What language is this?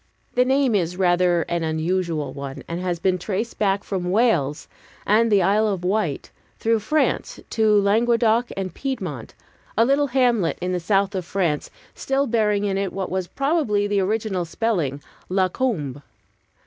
English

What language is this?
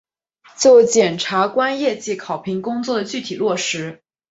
Chinese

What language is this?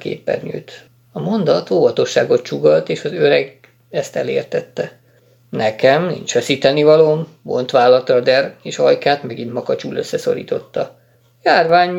Hungarian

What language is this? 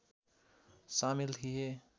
Nepali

